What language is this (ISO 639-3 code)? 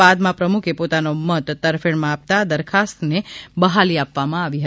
guj